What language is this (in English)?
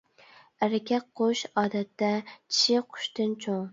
Uyghur